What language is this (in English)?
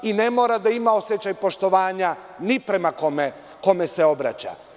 Serbian